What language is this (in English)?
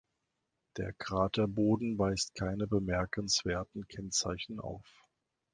German